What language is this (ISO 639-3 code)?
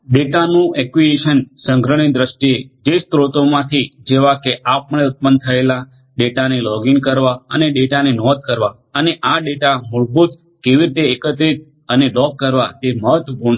guj